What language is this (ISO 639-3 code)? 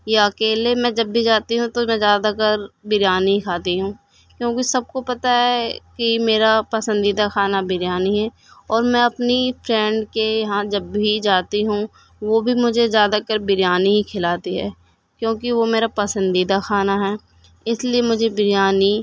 urd